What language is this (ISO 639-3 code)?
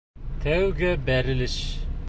bak